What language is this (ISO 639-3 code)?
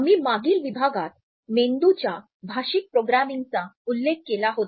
mar